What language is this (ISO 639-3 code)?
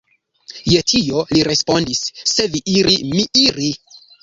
epo